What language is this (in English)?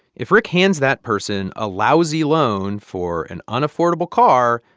English